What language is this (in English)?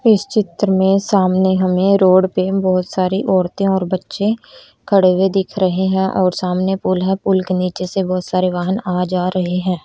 Hindi